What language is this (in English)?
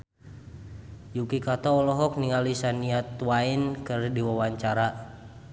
Sundanese